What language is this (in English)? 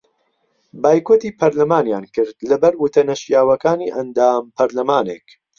Central Kurdish